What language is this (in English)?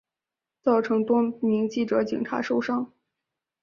Chinese